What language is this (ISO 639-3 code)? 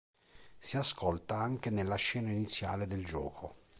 ita